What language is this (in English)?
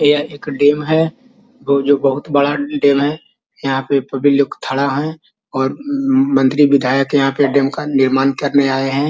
Magahi